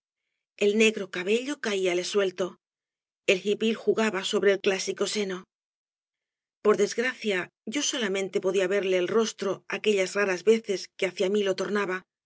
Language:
Spanish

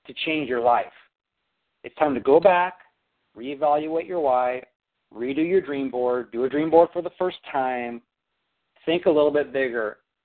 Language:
English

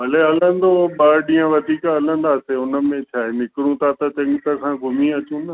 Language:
Sindhi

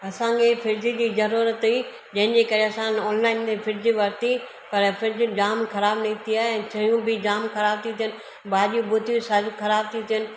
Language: Sindhi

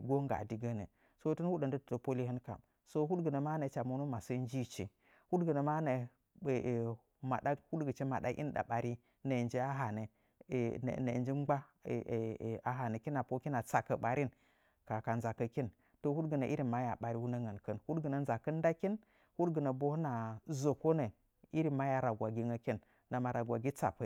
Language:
Nzanyi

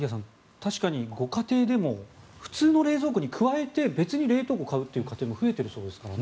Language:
Japanese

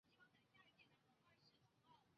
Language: Chinese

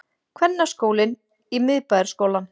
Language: Icelandic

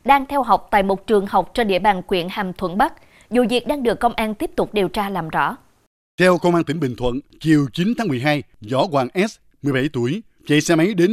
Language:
Vietnamese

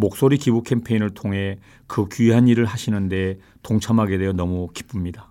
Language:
Korean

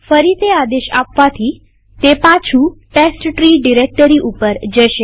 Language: Gujarati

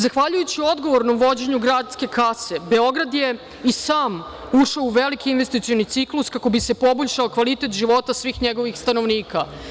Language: Serbian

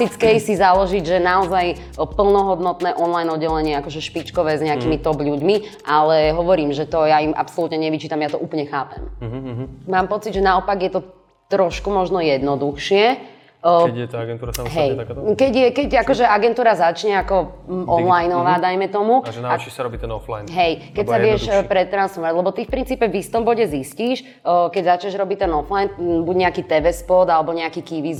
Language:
Slovak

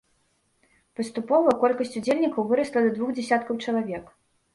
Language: Belarusian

